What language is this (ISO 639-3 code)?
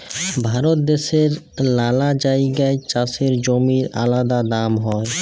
ben